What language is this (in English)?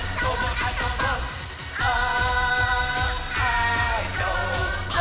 Japanese